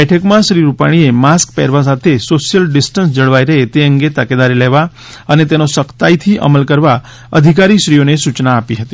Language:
Gujarati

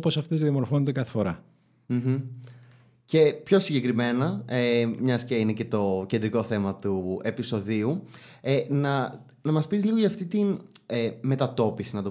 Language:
Greek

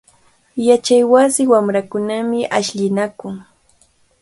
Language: Cajatambo North Lima Quechua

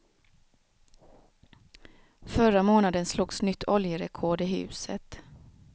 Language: Swedish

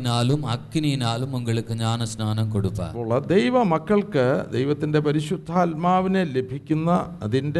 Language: Malayalam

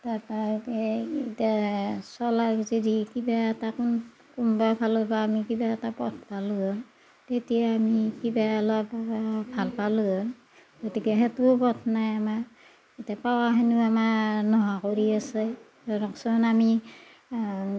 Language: Assamese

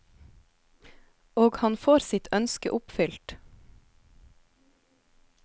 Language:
Norwegian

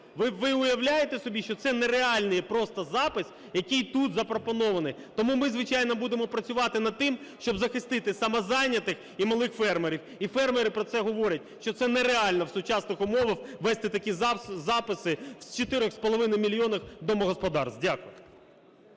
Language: Ukrainian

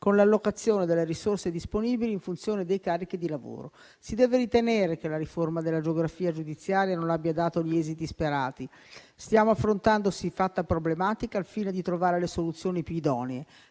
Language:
Italian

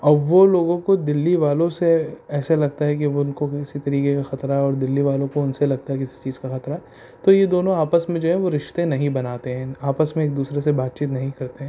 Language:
Urdu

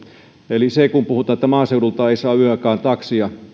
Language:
Finnish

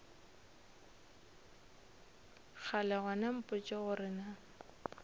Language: Northern Sotho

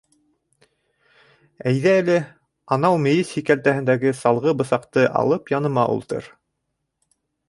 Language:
Bashkir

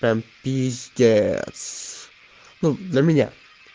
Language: Russian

